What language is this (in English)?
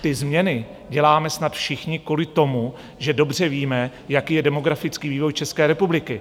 Czech